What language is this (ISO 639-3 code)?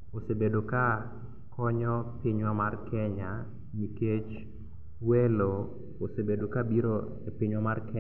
luo